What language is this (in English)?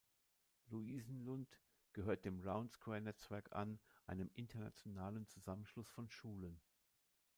German